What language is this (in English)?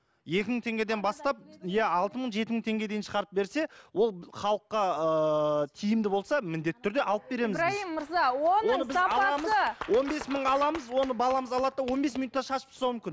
Kazakh